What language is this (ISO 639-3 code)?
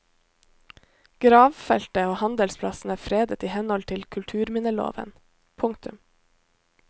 nor